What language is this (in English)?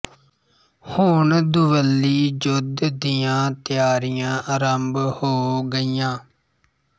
Punjabi